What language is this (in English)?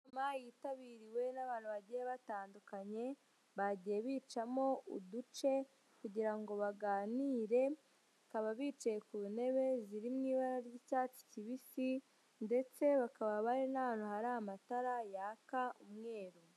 Kinyarwanda